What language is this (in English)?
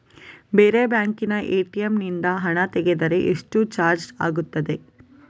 Kannada